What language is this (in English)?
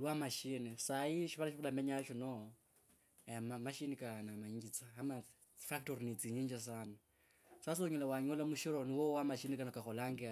Kabras